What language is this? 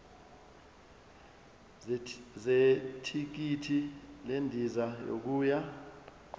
Zulu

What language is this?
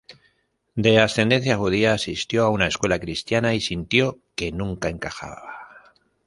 Spanish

